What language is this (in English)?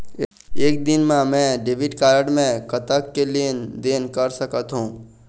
Chhattisgarhi